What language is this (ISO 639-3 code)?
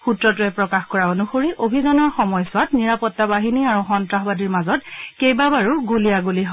asm